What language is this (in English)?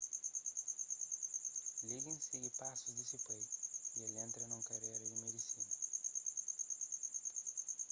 Kabuverdianu